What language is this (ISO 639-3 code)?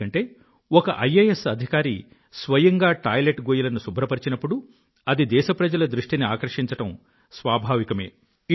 tel